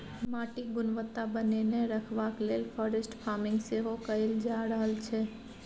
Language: Maithili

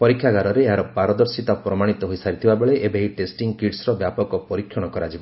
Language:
Odia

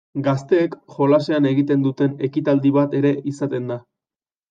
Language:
Basque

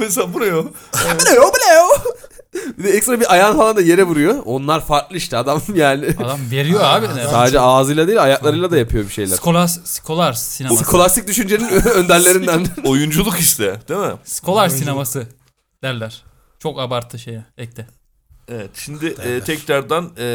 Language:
Turkish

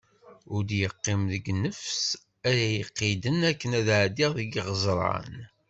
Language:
Kabyle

